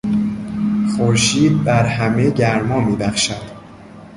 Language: Persian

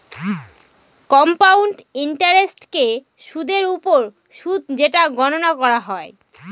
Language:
Bangla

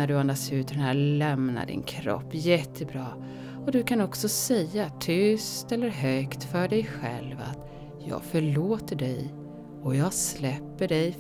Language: Swedish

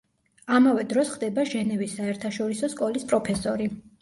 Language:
Georgian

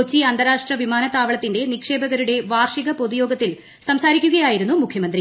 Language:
Malayalam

